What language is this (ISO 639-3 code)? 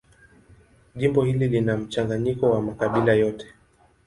swa